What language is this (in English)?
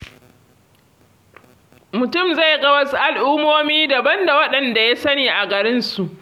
Hausa